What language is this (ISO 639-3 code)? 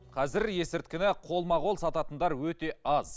kaz